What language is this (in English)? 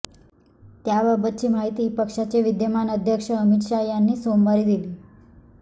Marathi